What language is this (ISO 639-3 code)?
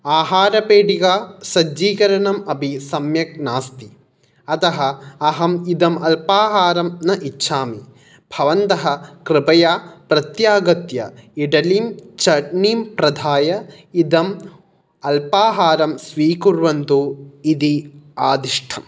san